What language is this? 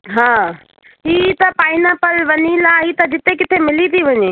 Sindhi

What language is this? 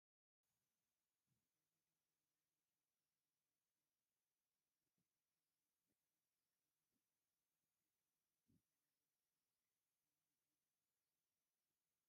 Tigrinya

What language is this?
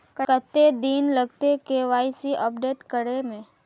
Magahi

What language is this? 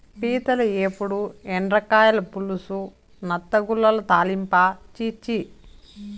Telugu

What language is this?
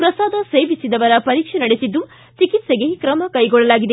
Kannada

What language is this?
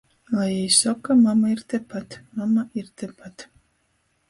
Latgalian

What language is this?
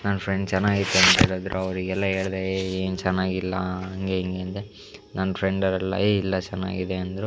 Kannada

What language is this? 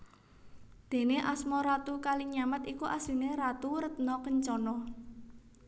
Javanese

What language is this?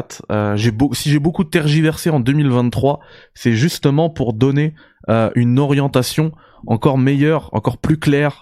French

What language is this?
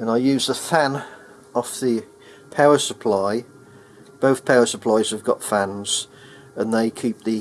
English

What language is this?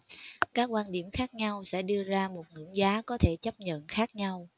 Vietnamese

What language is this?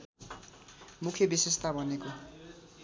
Nepali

